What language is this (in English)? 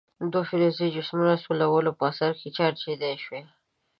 Pashto